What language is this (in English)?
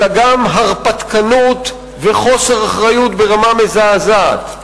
Hebrew